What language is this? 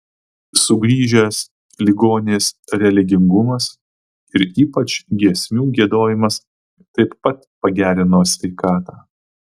Lithuanian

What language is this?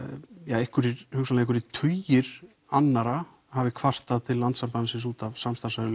Icelandic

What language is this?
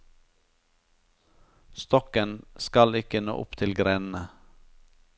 Norwegian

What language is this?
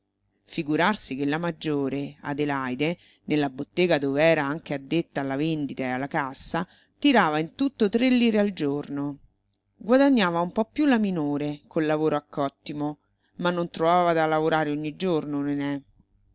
Italian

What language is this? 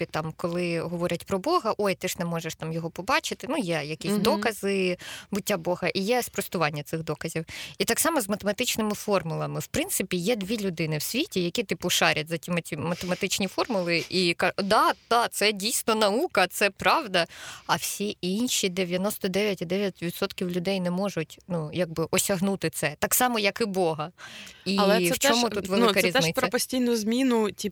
Ukrainian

